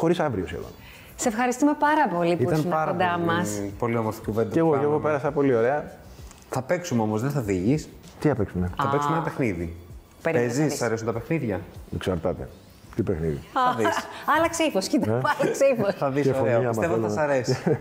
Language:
Greek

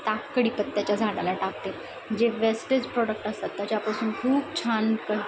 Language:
Marathi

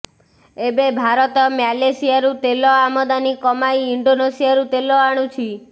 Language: Odia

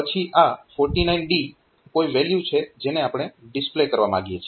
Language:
Gujarati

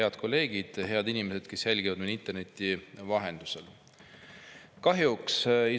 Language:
Estonian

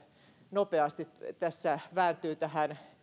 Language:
Finnish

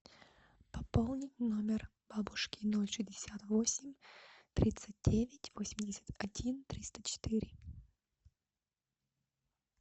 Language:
Russian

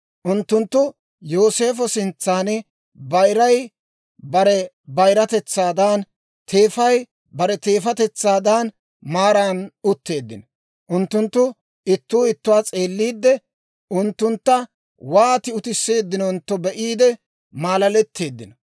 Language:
Dawro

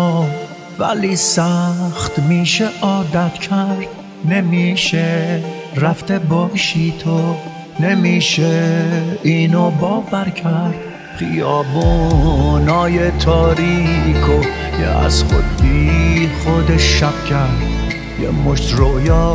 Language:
Persian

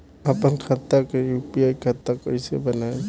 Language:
Bhojpuri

